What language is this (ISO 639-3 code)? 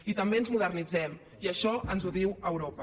cat